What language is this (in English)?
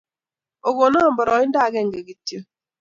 Kalenjin